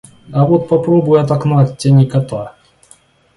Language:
Russian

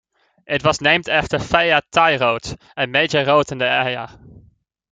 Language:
English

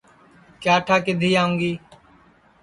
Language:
Sansi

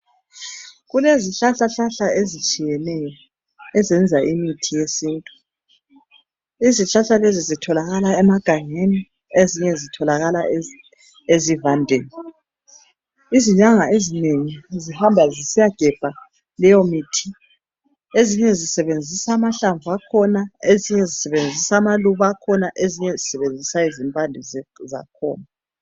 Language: North Ndebele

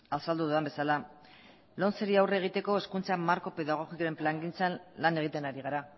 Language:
Basque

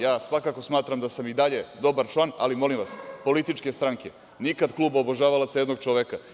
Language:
Serbian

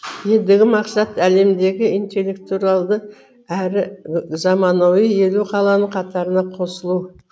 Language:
Kazakh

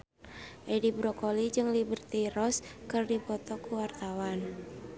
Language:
Sundanese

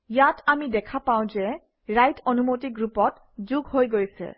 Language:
Assamese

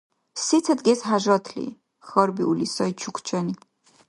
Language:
Dargwa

